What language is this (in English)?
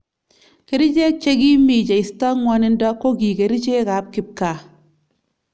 Kalenjin